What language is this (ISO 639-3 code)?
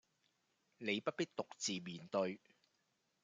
yue